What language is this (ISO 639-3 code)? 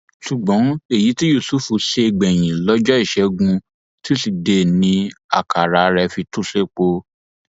yor